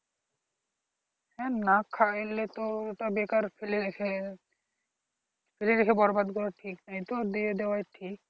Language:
Bangla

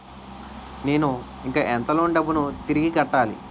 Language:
Telugu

